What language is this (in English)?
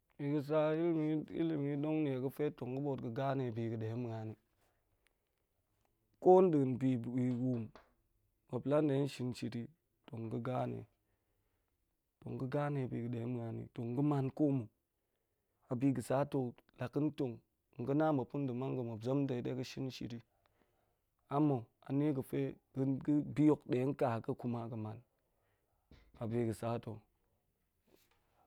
Goemai